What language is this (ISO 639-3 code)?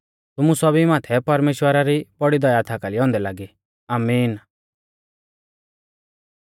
bfz